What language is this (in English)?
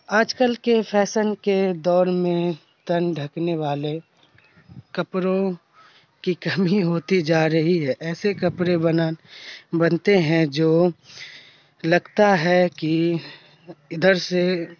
Urdu